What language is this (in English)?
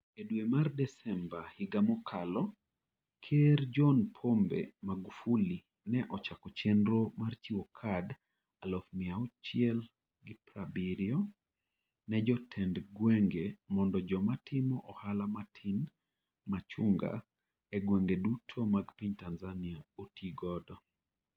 Luo (Kenya and Tanzania)